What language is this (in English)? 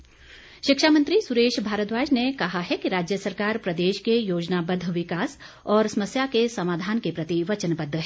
Hindi